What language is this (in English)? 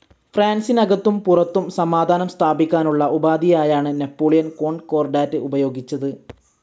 Malayalam